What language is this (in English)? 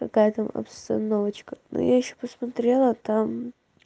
Russian